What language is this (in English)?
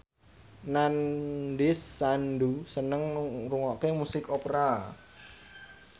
Javanese